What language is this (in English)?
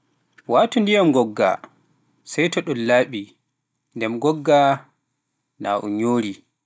Pular